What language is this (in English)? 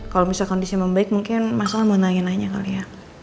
Indonesian